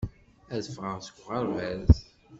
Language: Kabyle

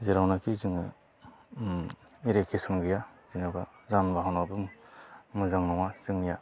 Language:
Bodo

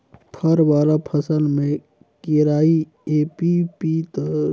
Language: Chhattisgarhi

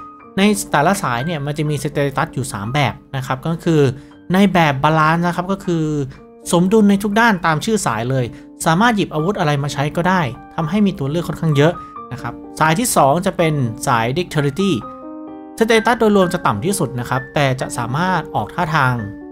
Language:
Thai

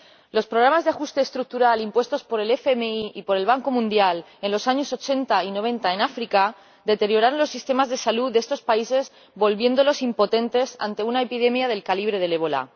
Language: Spanish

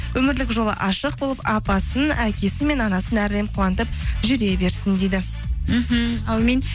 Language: Kazakh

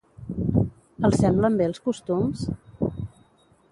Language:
Catalan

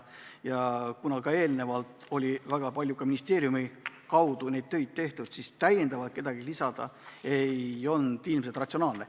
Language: Estonian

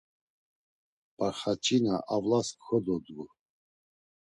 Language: Laz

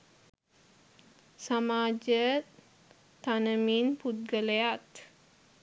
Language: Sinhala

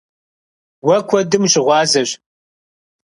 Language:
Kabardian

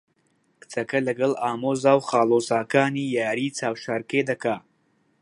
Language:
Central Kurdish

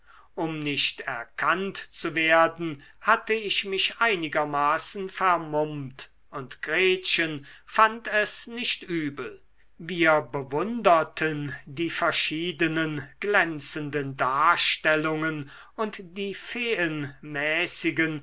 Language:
German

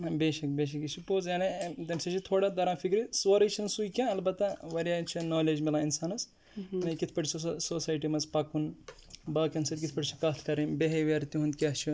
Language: Kashmiri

